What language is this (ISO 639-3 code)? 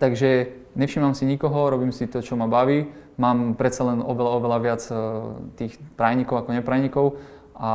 slk